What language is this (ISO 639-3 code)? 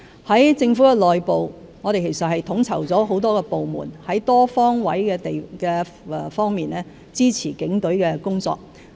yue